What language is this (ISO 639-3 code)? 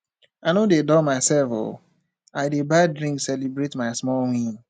pcm